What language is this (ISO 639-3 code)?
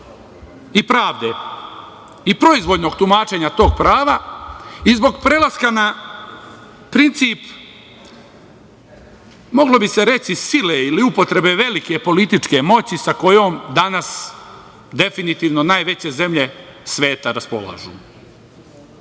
srp